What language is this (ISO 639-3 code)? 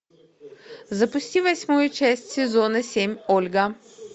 rus